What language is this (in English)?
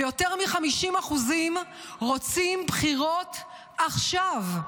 Hebrew